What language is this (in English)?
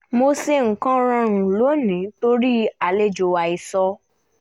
Yoruba